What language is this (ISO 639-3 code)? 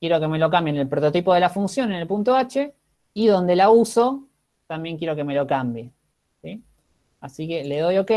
spa